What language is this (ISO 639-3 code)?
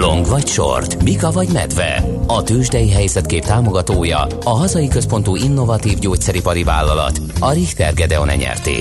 hun